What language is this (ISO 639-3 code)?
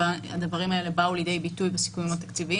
heb